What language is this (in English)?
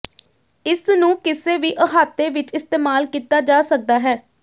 Punjabi